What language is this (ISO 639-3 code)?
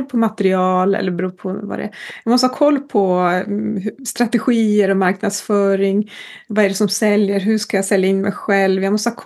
swe